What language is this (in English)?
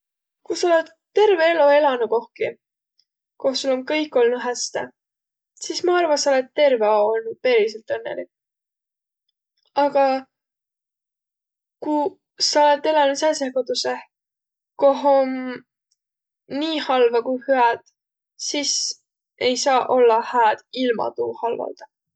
Võro